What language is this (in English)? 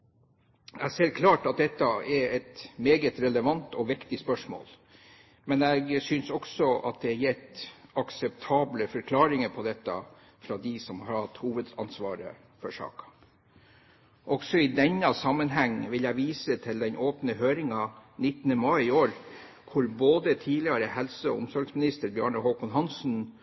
Norwegian Bokmål